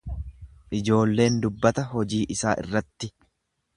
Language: Oromo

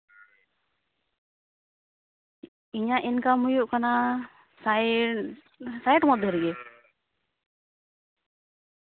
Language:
Santali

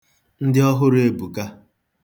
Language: Igbo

